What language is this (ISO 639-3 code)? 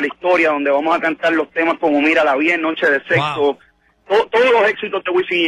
spa